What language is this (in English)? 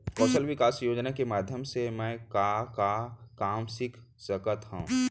Chhattisgarhi